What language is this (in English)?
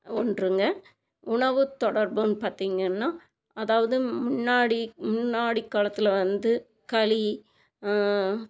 Tamil